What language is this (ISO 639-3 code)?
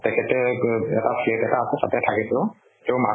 asm